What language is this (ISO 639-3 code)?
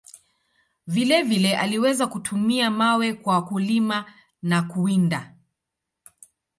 swa